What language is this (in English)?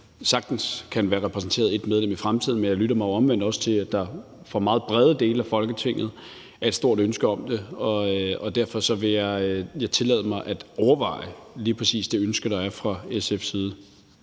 Danish